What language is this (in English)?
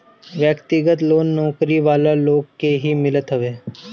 Bhojpuri